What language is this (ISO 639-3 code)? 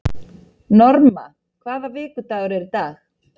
isl